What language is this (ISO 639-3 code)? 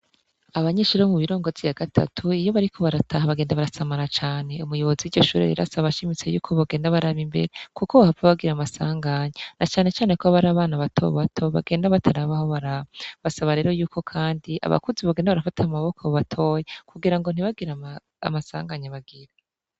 run